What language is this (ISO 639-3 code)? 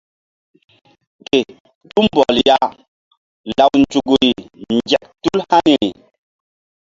mdd